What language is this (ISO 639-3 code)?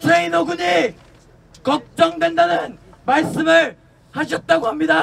kor